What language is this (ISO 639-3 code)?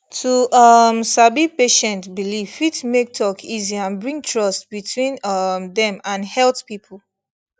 pcm